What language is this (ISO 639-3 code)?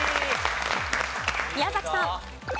jpn